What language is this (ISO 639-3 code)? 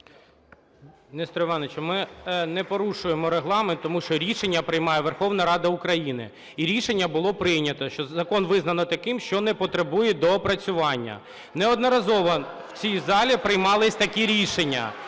ukr